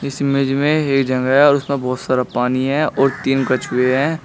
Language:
Hindi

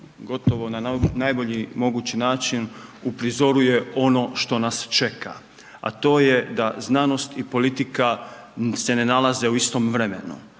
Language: Croatian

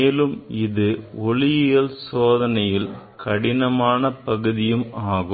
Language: Tamil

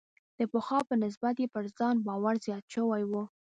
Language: Pashto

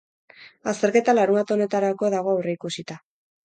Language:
Basque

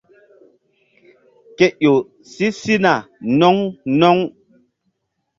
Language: Mbum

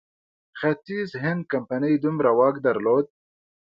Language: Pashto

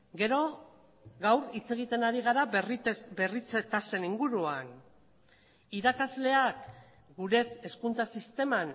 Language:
Basque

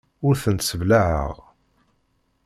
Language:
Kabyle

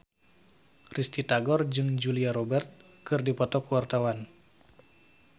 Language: Sundanese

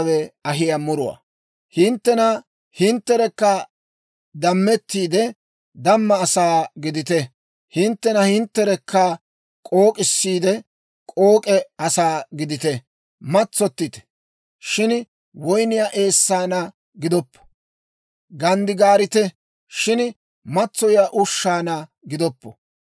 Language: Dawro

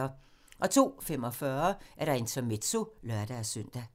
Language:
Danish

